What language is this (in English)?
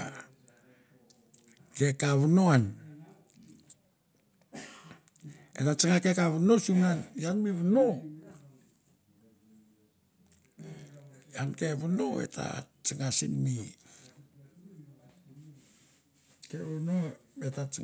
Mandara